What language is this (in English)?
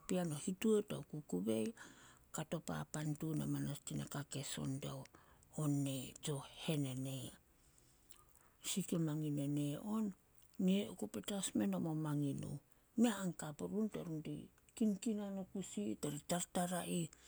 Solos